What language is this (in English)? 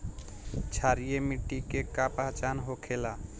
Bhojpuri